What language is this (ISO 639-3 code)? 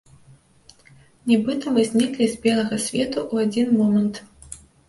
bel